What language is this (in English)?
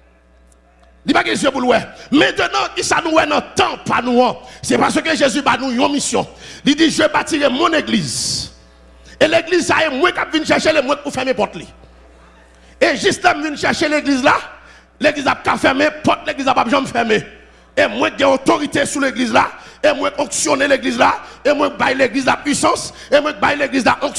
French